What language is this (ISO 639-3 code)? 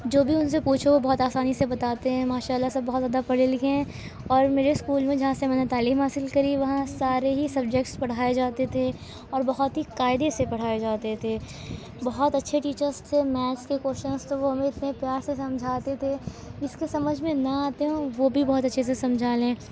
urd